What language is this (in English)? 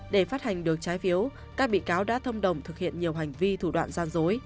Vietnamese